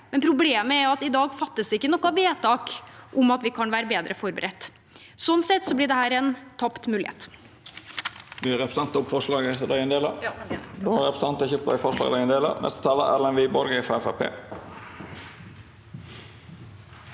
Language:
Norwegian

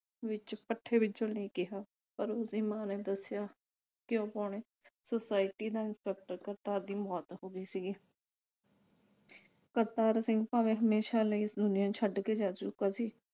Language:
Punjabi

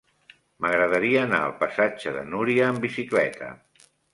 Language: Catalan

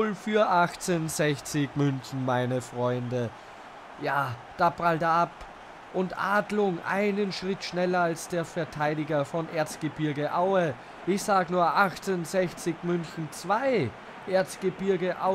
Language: German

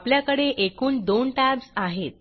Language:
Marathi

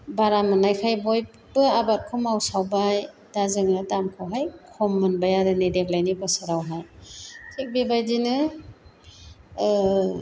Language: Bodo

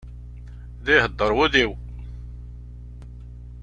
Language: Kabyle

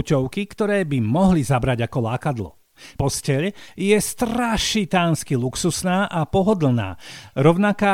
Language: Slovak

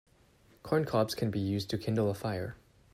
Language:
English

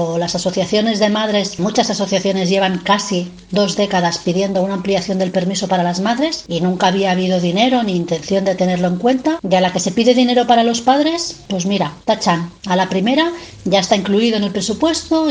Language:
Spanish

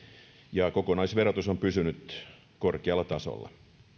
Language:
Finnish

